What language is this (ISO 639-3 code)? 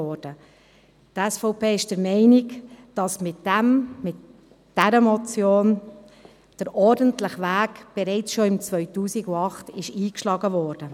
gsw